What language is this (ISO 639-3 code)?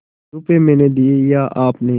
hin